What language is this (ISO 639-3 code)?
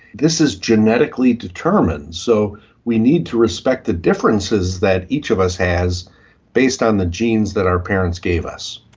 eng